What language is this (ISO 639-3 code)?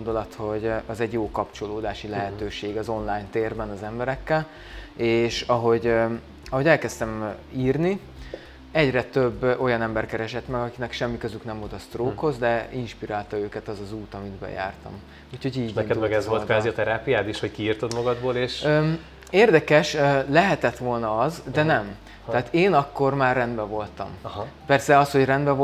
hun